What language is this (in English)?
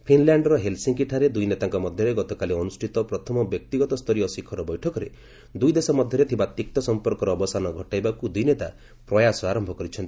Odia